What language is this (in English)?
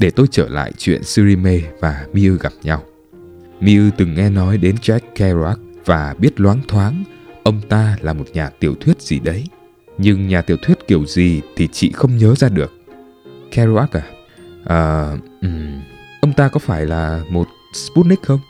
Vietnamese